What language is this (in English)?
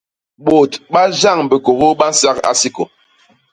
Basaa